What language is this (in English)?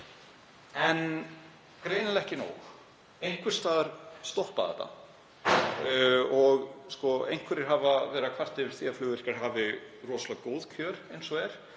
Icelandic